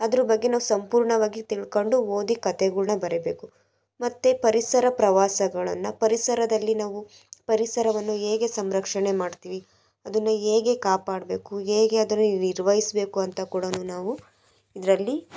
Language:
Kannada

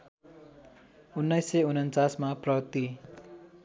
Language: Nepali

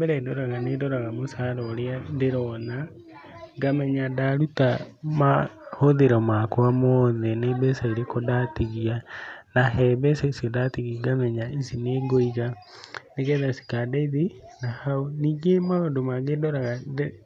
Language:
Kikuyu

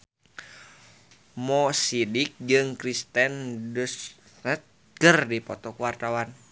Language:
Sundanese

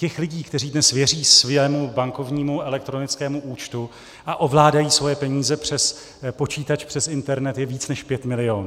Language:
Czech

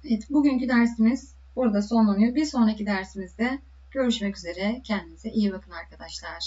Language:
Turkish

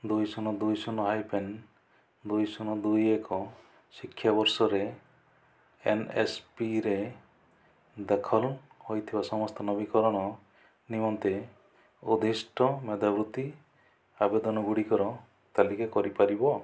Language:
Odia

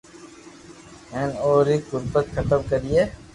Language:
Loarki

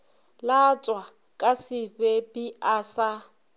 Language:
Northern Sotho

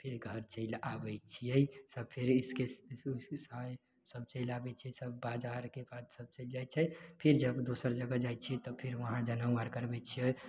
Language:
Maithili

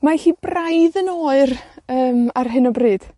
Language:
Welsh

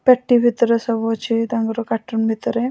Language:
Odia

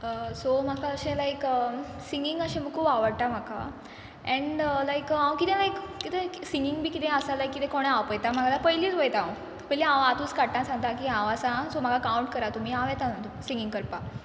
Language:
Konkani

